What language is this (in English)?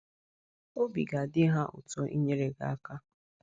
Igbo